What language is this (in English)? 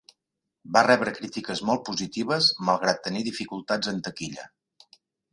Catalan